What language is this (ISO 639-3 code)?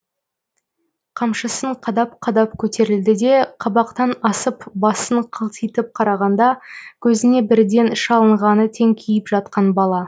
kaz